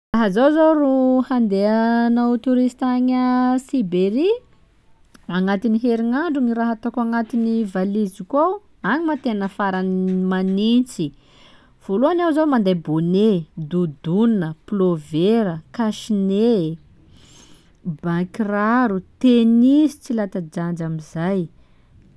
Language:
Sakalava Malagasy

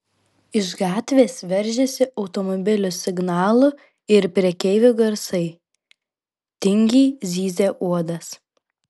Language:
Lithuanian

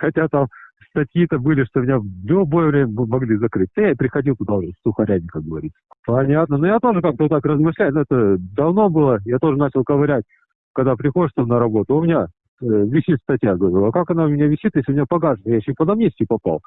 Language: Russian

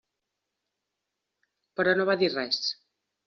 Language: Catalan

